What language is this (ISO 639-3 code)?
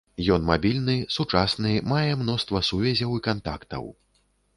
bel